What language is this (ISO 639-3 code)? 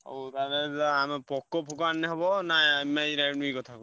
ori